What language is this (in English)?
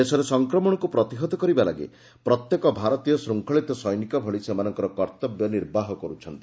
Odia